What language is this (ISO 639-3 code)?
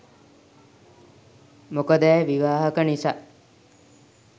sin